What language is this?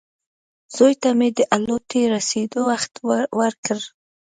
Pashto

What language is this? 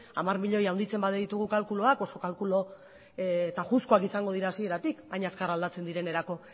Basque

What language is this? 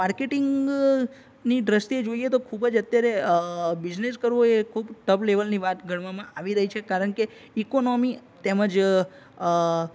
Gujarati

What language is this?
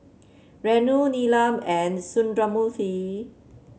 English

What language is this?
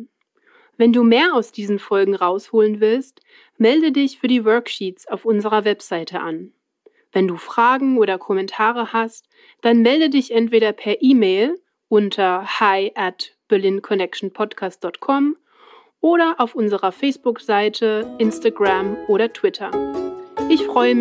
German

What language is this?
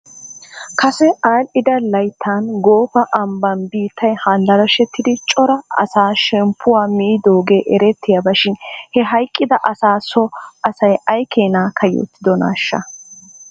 Wolaytta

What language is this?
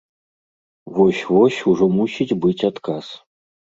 Belarusian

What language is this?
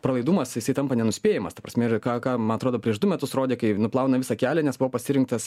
Lithuanian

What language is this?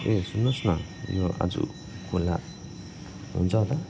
Nepali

